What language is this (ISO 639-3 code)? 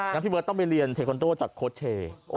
tha